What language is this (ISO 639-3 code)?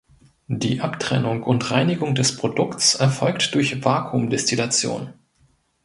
deu